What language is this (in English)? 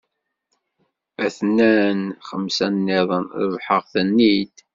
Kabyle